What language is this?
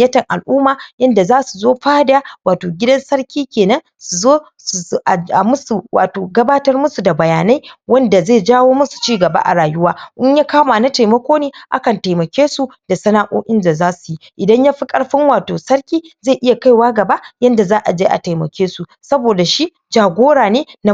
Hausa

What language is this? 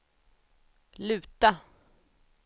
Swedish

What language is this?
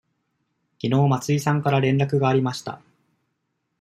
Japanese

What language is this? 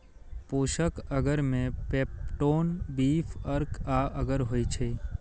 Maithili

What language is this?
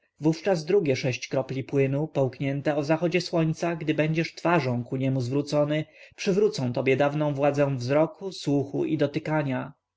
Polish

